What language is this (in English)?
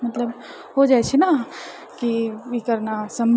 Maithili